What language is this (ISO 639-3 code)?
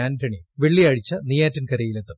mal